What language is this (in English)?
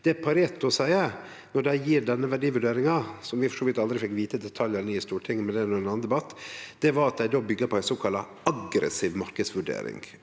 Norwegian